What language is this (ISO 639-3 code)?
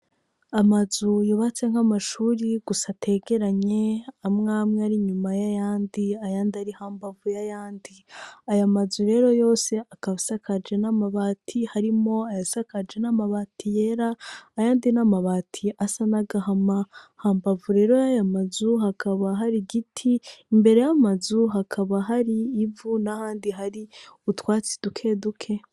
run